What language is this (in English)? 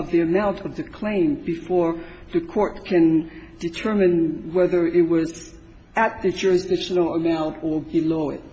English